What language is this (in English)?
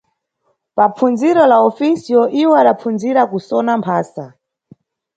Nyungwe